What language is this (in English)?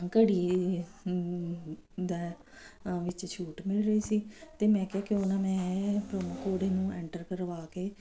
Punjabi